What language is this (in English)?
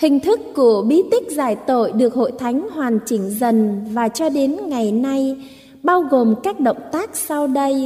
Vietnamese